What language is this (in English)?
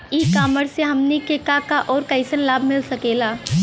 Bhojpuri